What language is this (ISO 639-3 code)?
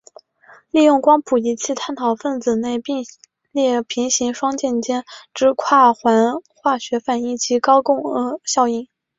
zho